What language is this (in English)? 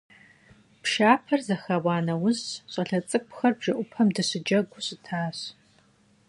Kabardian